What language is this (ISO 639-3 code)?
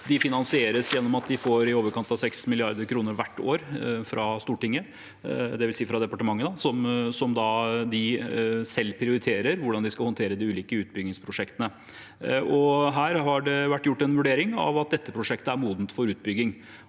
nor